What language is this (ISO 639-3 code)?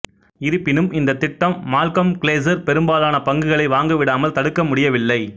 tam